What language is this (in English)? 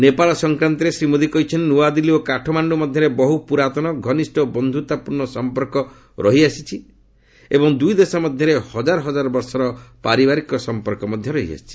Odia